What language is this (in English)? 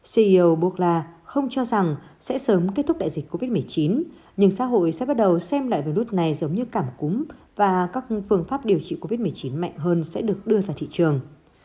Vietnamese